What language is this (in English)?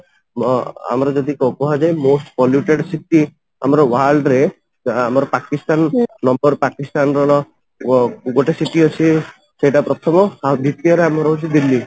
Odia